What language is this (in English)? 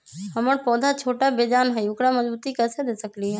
Magahi